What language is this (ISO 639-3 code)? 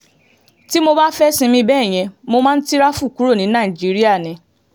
yor